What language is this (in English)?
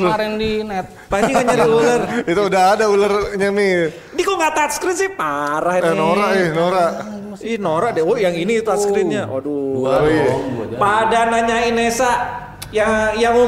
Indonesian